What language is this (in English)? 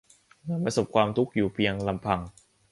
Thai